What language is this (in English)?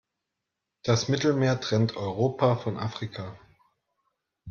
German